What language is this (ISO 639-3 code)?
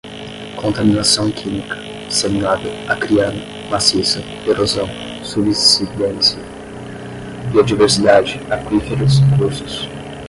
por